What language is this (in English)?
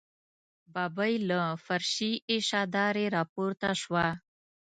Pashto